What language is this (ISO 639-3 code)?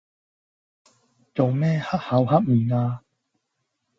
yue